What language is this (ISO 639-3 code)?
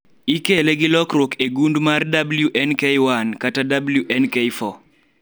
luo